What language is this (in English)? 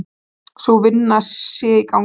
Icelandic